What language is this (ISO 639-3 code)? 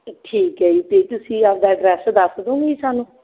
pan